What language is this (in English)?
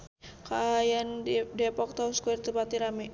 Sundanese